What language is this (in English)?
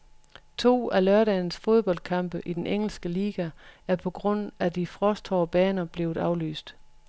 Danish